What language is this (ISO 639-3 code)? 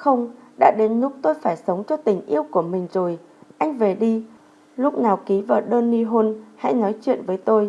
vie